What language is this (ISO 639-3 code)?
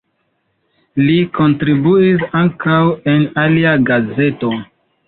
epo